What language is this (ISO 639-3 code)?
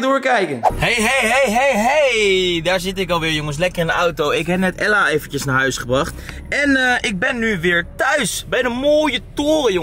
nld